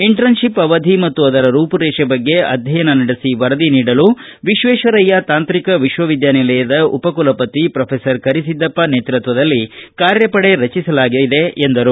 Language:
Kannada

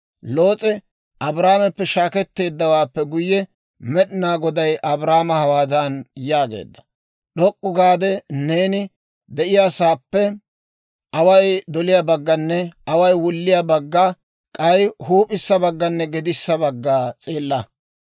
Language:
Dawro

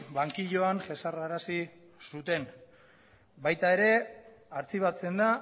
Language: Basque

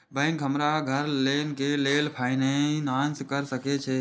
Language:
Maithili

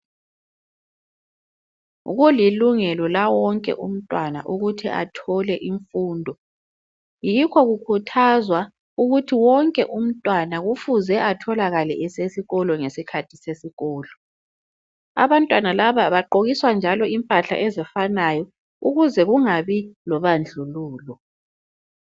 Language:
North Ndebele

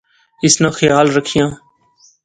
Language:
Pahari-Potwari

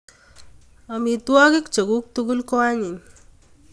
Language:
Kalenjin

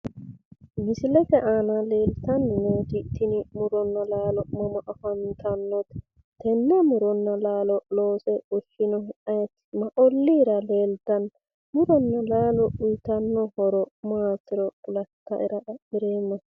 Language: Sidamo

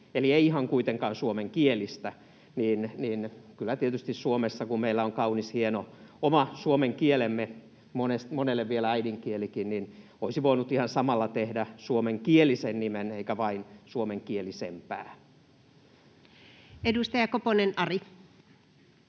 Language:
Finnish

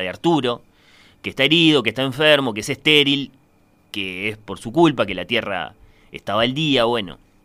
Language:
Spanish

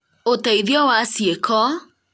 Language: Kikuyu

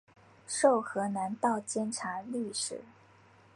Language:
Chinese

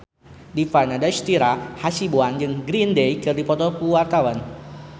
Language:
Sundanese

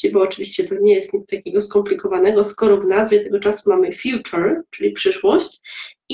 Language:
Polish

